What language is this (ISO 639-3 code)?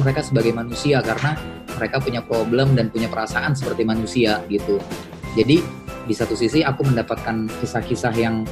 ind